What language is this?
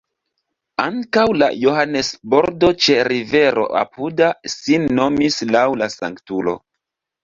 Esperanto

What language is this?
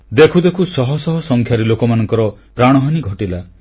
Odia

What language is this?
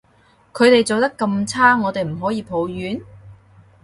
Cantonese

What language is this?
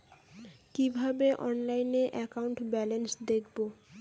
Bangla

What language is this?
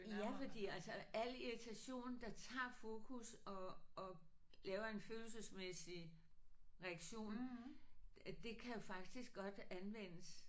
Danish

